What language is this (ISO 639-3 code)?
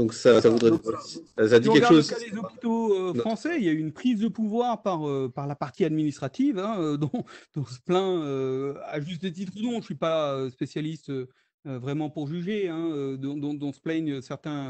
fra